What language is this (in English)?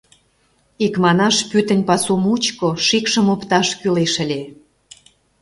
Mari